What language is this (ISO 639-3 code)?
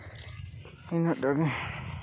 sat